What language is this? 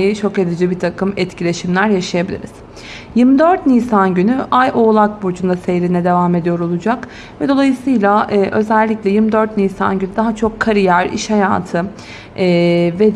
Turkish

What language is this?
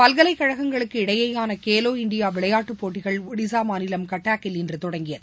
Tamil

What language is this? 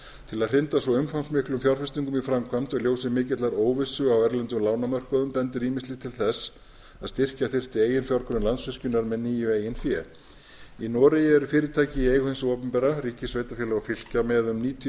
Icelandic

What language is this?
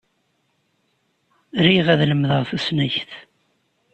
Kabyle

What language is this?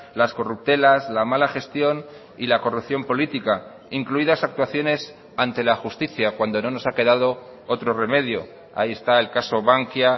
Spanish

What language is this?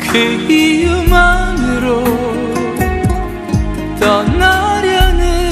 Korean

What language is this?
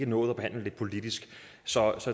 Danish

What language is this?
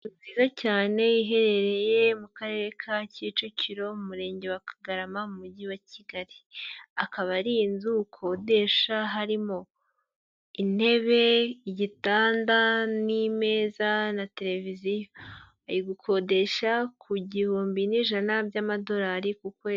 Kinyarwanda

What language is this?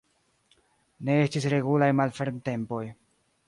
Esperanto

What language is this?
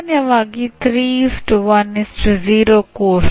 Kannada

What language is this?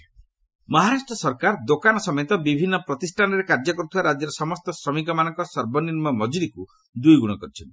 Odia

